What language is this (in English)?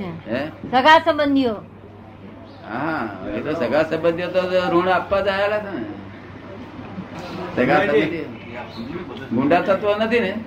Gujarati